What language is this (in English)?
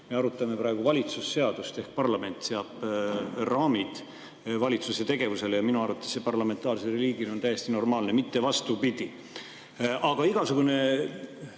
Estonian